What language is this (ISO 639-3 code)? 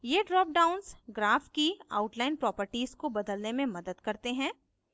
hin